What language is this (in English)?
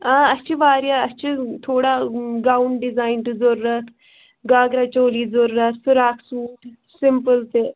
Kashmiri